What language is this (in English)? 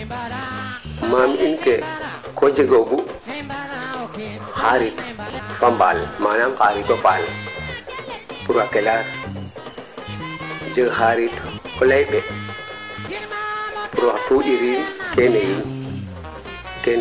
Serer